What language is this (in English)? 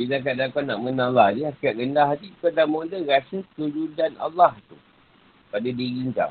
Malay